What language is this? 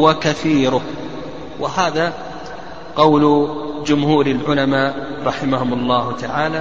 Arabic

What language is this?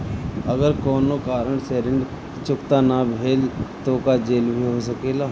Bhojpuri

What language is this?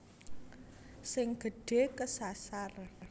Javanese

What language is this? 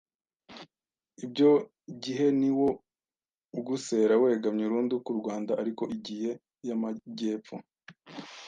Kinyarwanda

